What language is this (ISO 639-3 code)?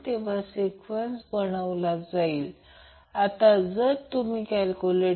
mar